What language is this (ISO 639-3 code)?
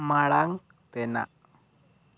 sat